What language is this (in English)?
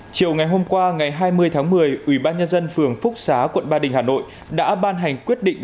Vietnamese